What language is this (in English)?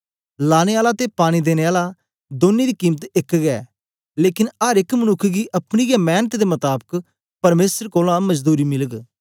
Dogri